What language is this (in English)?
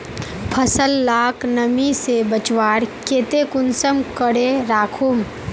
Magahi